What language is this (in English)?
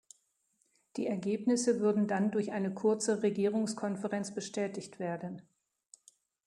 German